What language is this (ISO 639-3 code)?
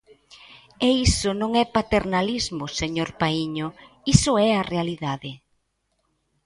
glg